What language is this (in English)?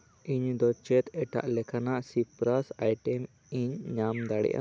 Santali